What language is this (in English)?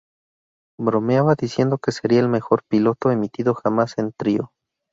Spanish